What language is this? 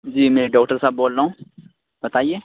Urdu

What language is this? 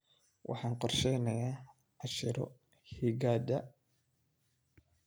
Somali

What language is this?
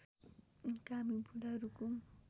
Nepali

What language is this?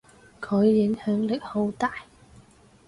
Cantonese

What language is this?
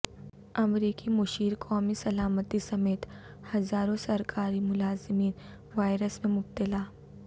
Urdu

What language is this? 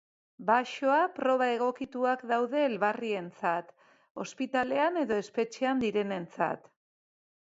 Basque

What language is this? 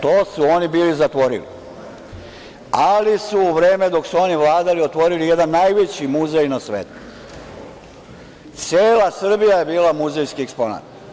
Serbian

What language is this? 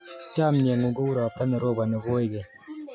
Kalenjin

